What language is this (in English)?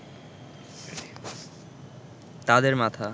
Bangla